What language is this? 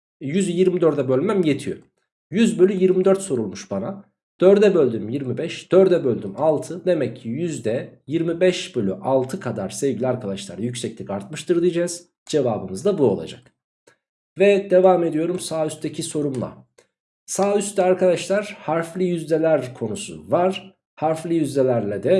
Turkish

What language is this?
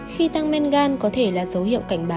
Vietnamese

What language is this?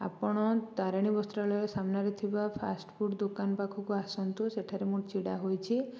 Odia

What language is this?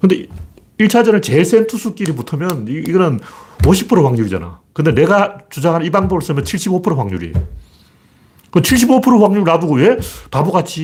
Korean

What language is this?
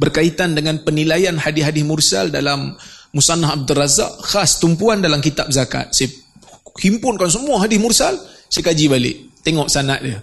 Malay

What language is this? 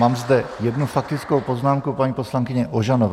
Czech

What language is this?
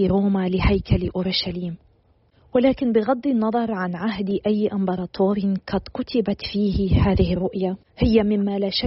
Arabic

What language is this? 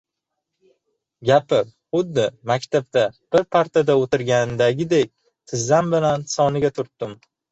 Uzbek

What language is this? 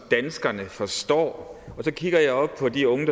Danish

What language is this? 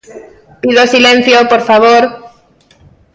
Galician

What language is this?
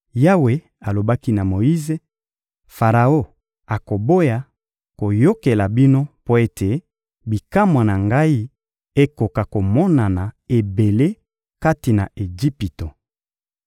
Lingala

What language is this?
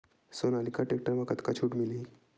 Chhattisgarhi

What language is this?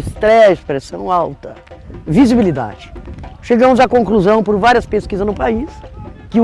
Portuguese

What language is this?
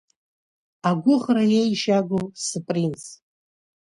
Abkhazian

